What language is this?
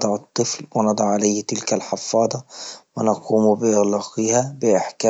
Libyan Arabic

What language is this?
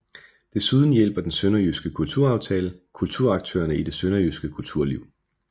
Danish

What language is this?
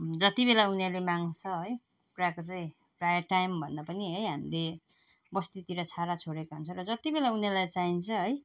Nepali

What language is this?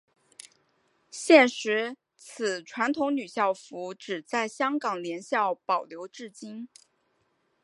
Chinese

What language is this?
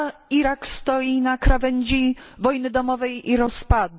Polish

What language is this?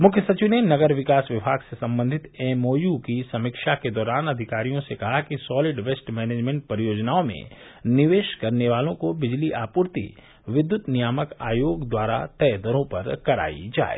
Hindi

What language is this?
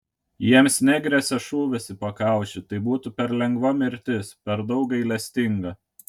Lithuanian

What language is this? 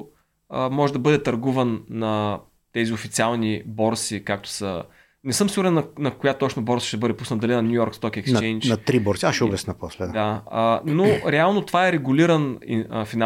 Bulgarian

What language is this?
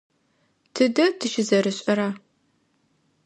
Adyghe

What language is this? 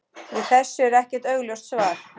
Icelandic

